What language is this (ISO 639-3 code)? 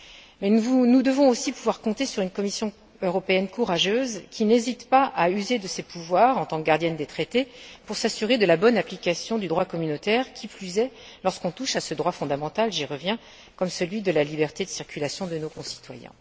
fra